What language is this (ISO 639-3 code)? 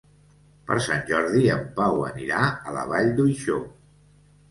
cat